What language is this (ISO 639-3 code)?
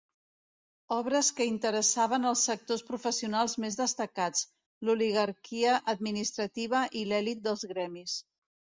cat